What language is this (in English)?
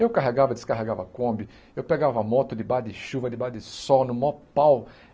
Portuguese